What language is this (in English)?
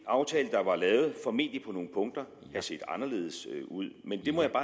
Danish